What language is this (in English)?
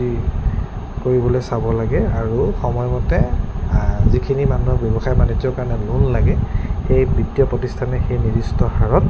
Assamese